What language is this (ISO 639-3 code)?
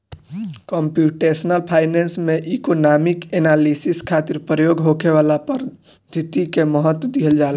bho